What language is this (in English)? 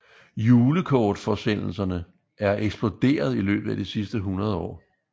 Danish